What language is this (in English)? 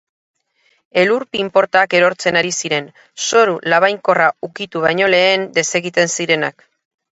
Basque